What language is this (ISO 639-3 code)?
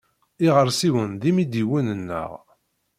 kab